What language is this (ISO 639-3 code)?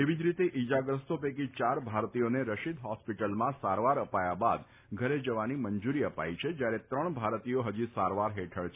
guj